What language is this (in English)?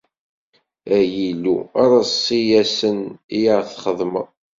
Kabyle